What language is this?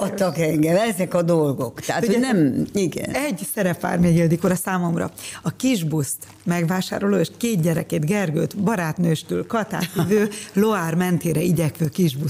Hungarian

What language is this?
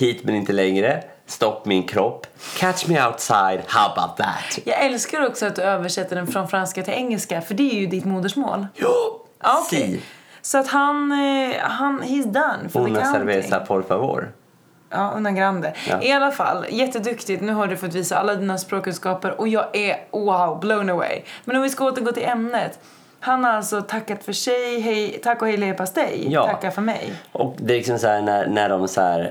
Swedish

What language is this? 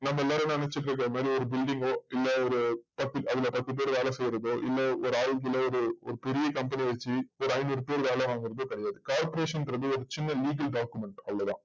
Tamil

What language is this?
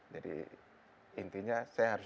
Indonesian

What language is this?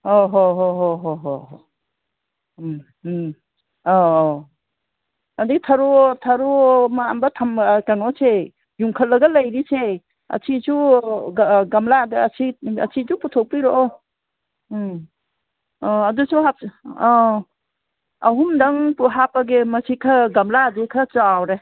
Manipuri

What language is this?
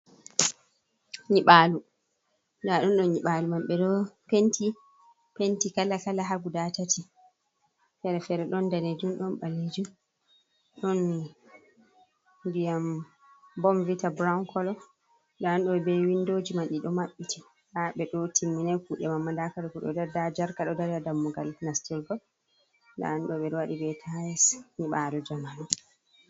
Fula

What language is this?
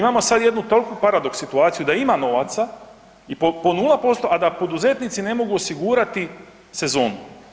Croatian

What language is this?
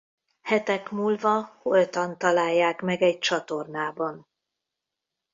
Hungarian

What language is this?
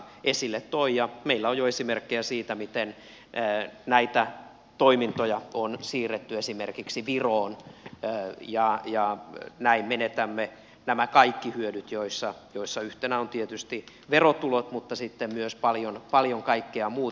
Finnish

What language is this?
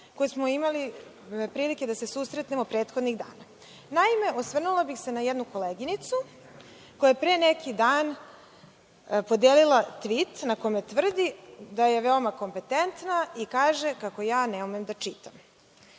Serbian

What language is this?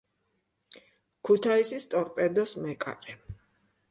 Georgian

